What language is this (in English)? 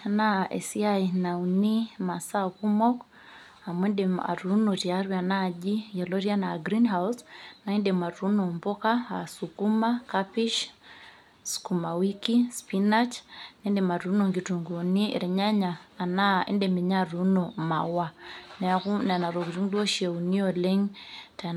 Masai